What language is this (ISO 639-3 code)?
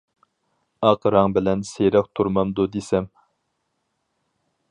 uig